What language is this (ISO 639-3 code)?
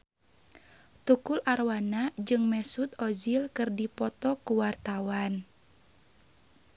sun